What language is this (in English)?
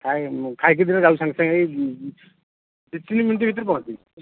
Odia